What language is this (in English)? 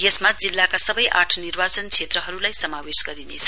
Nepali